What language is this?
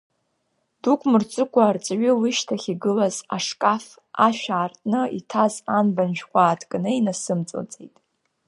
Abkhazian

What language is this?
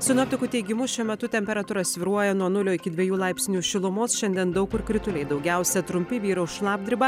Lithuanian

